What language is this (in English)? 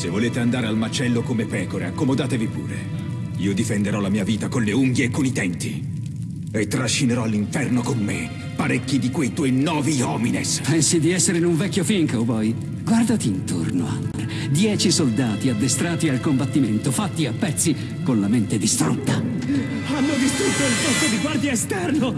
Italian